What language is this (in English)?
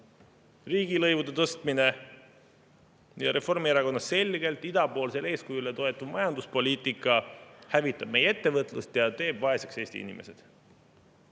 Estonian